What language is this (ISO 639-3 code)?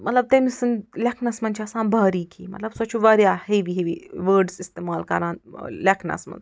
kas